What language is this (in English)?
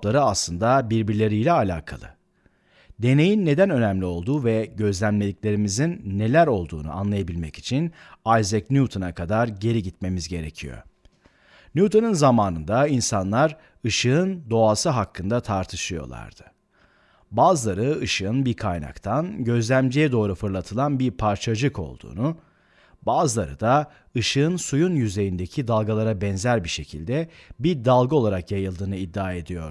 Turkish